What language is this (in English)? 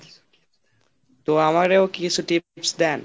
Bangla